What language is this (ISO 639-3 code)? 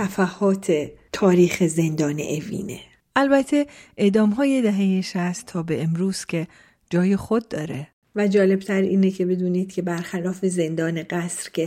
fas